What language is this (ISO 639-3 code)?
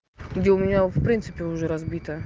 rus